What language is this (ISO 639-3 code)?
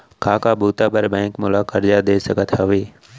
hne